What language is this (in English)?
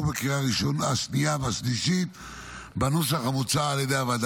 Hebrew